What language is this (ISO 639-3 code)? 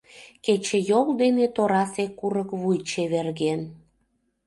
chm